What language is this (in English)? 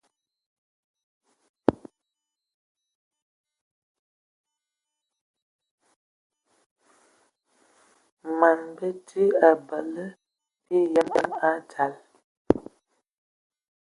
Ewondo